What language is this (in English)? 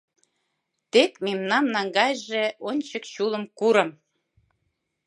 Mari